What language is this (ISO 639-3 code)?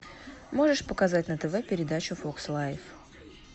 rus